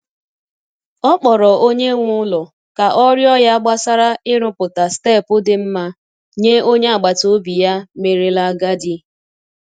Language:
Igbo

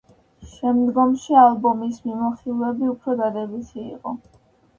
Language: Georgian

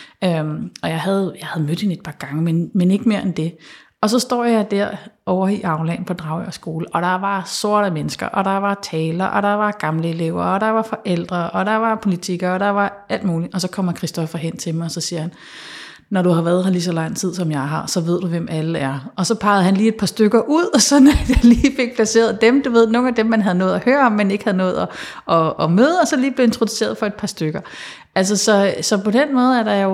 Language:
Danish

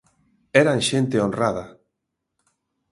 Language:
Galician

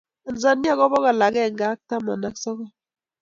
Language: Kalenjin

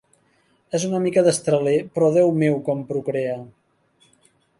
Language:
Catalan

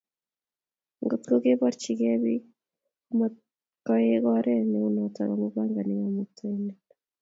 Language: Kalenjin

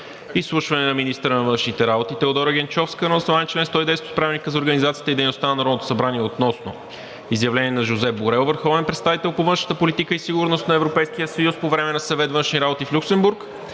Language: Bulgarian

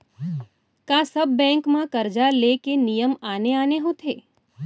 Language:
Chhattisgarhi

